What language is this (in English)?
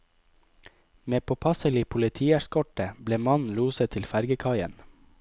Norwegian